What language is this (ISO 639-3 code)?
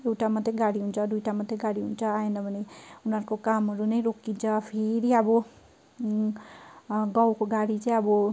nep